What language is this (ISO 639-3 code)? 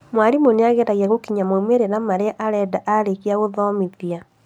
kik